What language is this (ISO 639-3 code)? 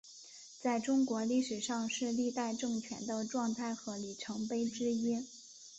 zho